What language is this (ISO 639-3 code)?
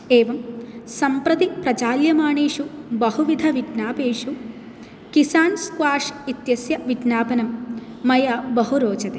san